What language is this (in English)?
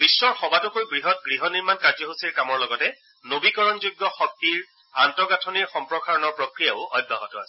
Assamese